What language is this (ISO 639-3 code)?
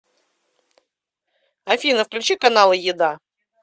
rus